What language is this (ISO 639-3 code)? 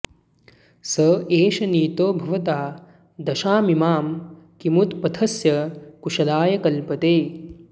san